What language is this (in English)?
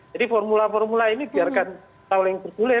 Indonesian